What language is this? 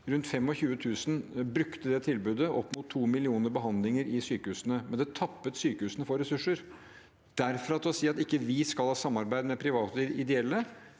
Norwegian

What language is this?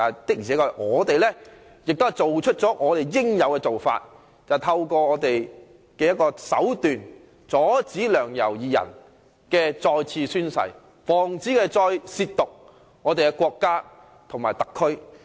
Cantonese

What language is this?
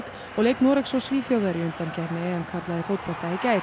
Icelandic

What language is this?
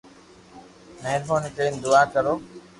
Loarki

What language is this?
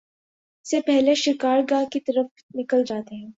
Urdu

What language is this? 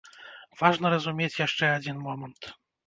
Belarusian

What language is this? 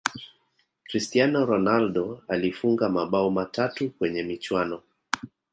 Swahili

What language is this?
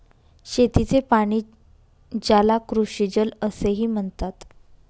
Marathi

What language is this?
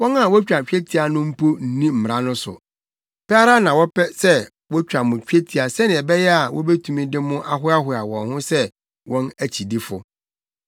Akan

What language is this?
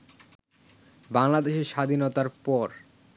Bangla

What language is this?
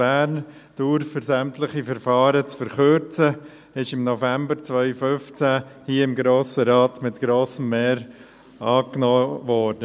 Swiss German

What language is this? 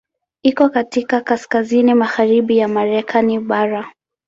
Swahili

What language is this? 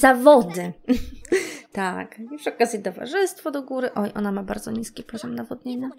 Polish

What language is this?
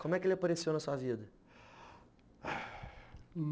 Portuguese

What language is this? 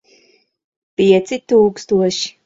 Latvian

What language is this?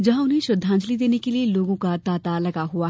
Hindi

